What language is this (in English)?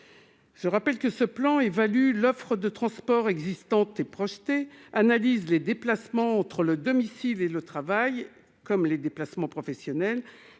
French